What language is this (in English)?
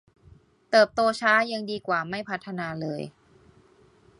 Thai